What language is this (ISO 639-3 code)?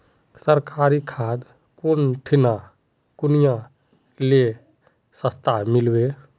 mag